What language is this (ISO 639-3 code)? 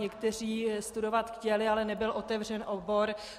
ces